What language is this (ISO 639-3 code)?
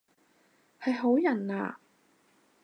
yue